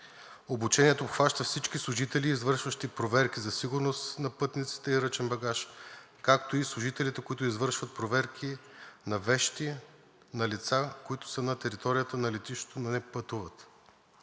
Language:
Bulgarian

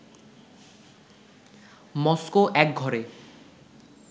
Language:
Bangla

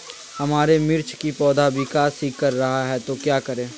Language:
Magahi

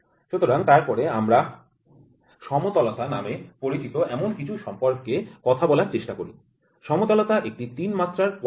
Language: Bangla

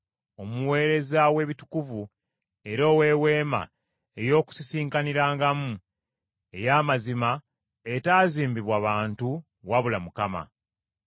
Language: Ganda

